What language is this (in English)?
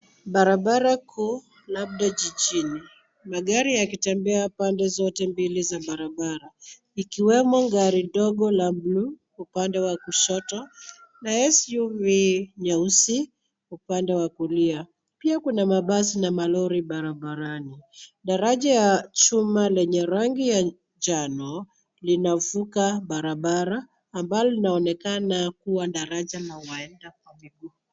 Swahili